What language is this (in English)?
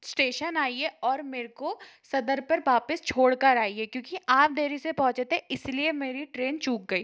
Hindi